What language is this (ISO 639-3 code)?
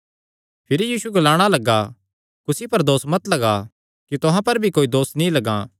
xnr